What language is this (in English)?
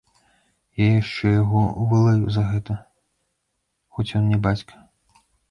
Belarusian